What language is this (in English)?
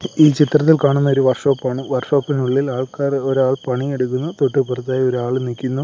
Malayalam